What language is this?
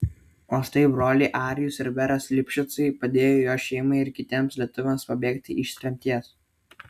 Lithuanian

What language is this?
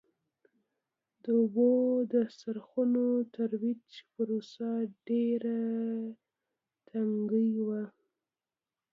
Pashto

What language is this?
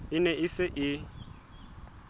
Southern Sotho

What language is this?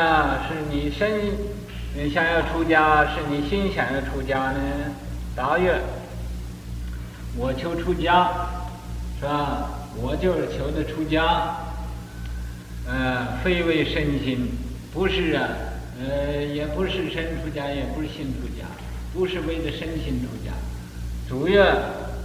Chinese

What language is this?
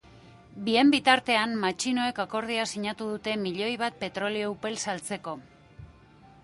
Basque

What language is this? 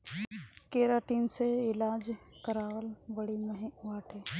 Bhojpuri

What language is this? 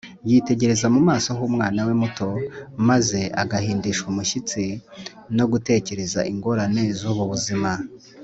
Kinyarwanda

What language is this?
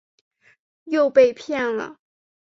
Chinese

